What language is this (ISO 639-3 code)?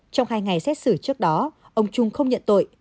vie